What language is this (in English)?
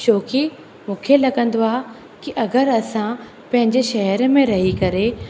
Sindhi